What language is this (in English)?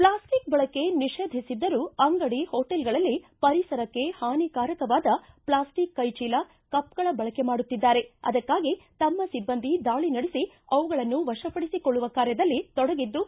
Kannada